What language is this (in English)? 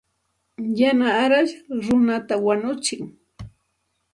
Santa Ana de Tusi Pasco Quechua